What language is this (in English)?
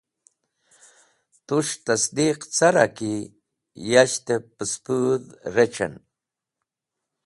Wakhi